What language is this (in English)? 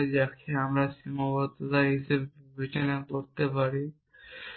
Bangla